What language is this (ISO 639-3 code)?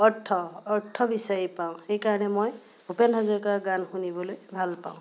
asm